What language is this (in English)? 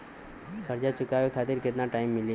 Bhojpuri